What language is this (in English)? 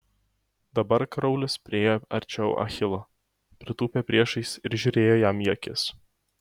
Lithuanian